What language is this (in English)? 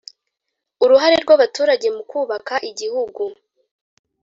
Kinyarwanda